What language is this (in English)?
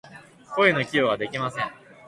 Japanese